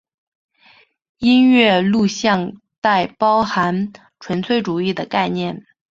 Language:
Chinese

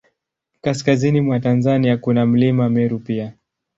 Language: Swahili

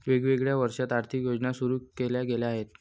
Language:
Marathi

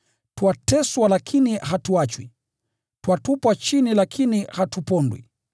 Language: Swahili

